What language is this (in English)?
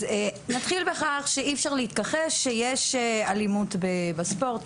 Hebrew